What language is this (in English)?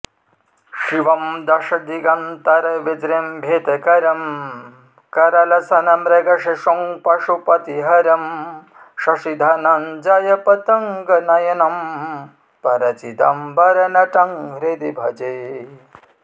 Sanskrit